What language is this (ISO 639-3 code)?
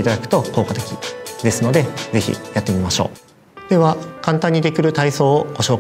jpn